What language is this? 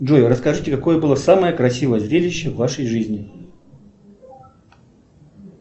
Russian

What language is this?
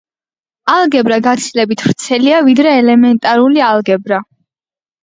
Georgian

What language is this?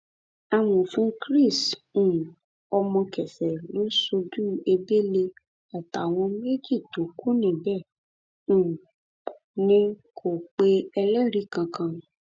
Yoruba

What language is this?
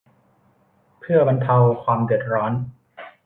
Thai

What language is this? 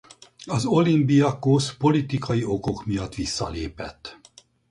Hungarian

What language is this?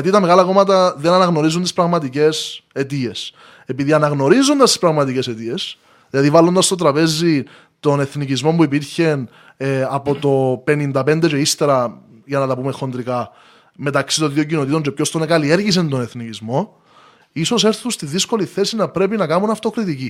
Greek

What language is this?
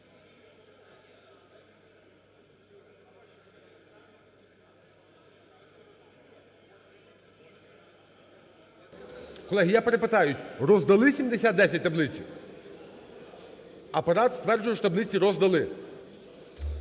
Ukrainian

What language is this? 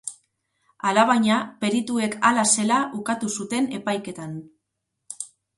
Basque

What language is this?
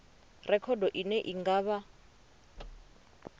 Venda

